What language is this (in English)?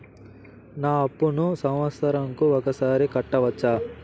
Telugu